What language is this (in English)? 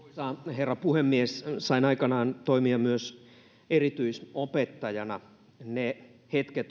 Finnish